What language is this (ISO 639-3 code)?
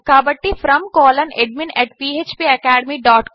tel